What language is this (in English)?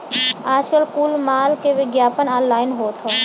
Bhojpuri